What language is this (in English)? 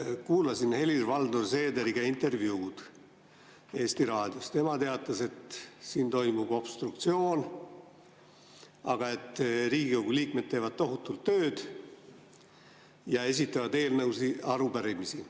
Estonian